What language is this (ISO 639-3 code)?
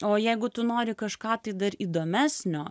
lit